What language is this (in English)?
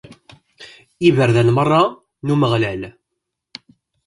Kabyle